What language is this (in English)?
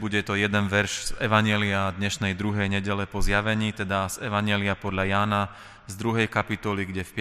Slovak